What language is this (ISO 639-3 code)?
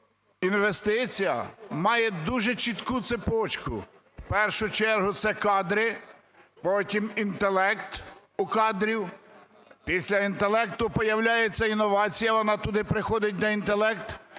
ukr